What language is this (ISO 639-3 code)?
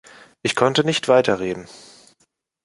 deu